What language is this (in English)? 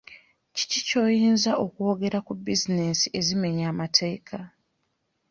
Ganda